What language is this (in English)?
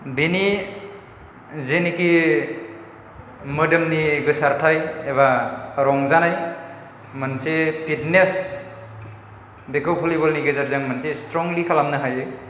Bodo